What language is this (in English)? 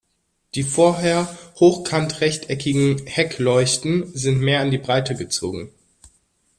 German